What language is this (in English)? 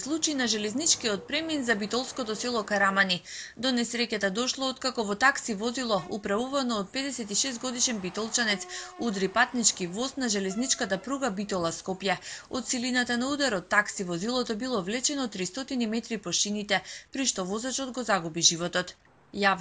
Macedonian